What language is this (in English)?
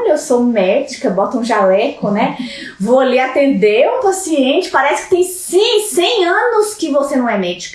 Portuguese